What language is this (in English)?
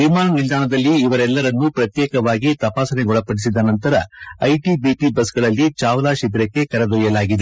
Kannada